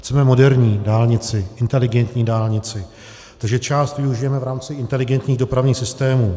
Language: Czech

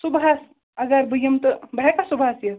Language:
Kashmiri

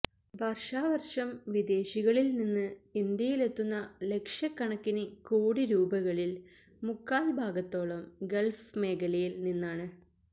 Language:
Malayalam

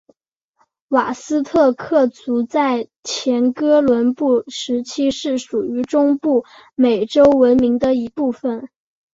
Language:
Chinese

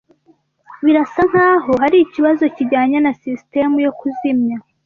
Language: Kinyarwanda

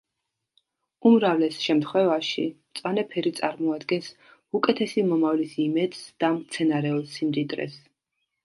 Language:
Georgian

